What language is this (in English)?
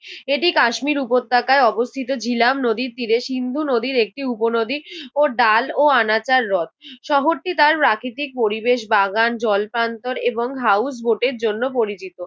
Bangla